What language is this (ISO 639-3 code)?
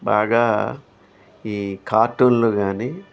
tel